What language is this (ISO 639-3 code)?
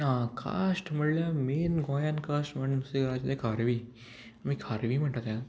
kok